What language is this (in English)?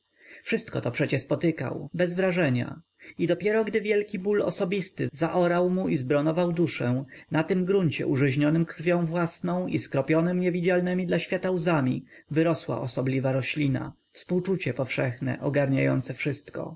Polish